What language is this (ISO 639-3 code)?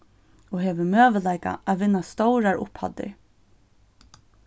fao